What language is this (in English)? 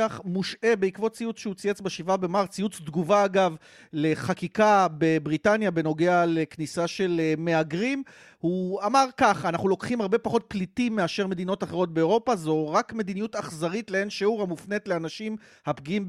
Hebrew